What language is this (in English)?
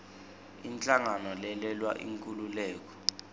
Swati